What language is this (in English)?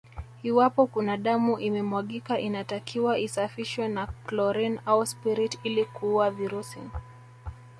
Swahili